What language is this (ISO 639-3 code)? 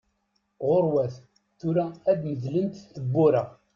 kab